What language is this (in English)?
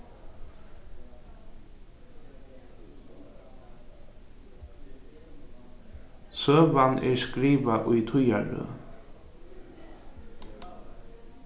Faroese